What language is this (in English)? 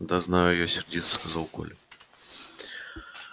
Russian